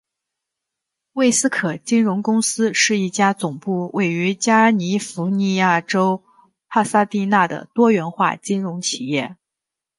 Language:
Chinese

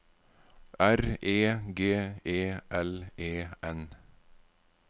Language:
Norwegian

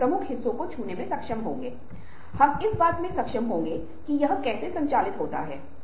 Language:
Hindi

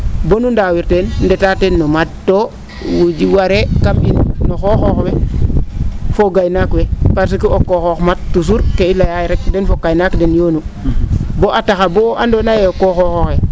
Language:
Serer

